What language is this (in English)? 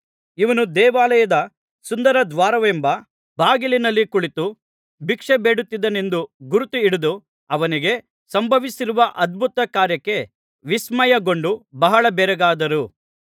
Kannada